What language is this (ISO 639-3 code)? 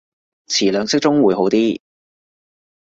yue